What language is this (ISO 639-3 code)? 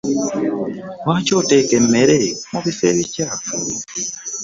lug